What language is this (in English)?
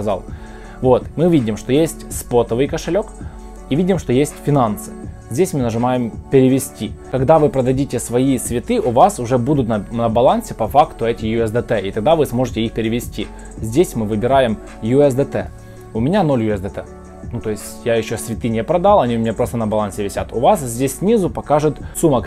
Russian